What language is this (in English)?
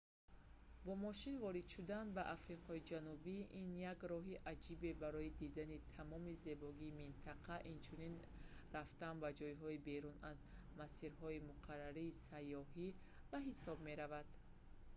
Tajik